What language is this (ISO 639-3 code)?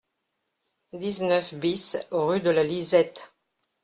fra